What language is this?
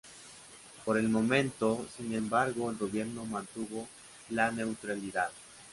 Spanish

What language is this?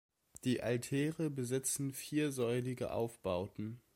German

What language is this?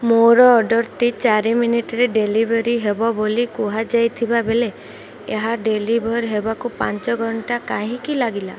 Odia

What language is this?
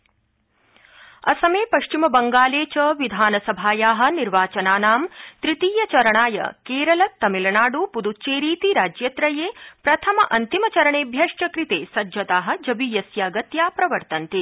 Sanskrit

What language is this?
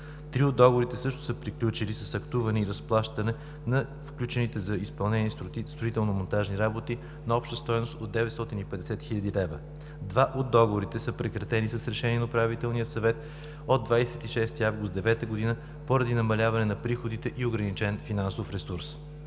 Bulgarian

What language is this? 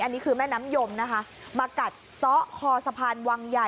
Thai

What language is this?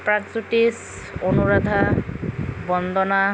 Assamese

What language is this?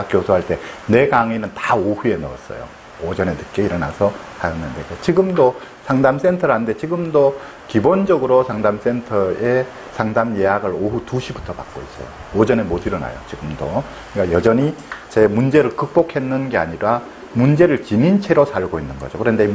Korean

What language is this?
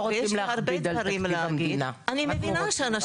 Hebrew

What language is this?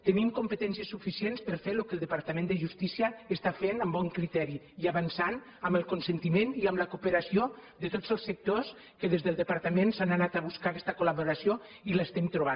Catalan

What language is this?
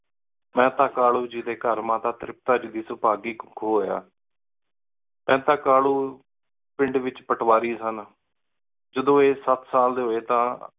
Punjabi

